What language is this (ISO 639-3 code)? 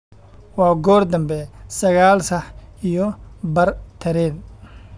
som